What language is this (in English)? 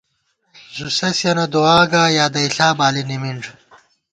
Gawar-Bati